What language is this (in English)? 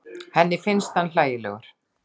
Icelandic